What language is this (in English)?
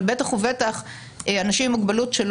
Hebrew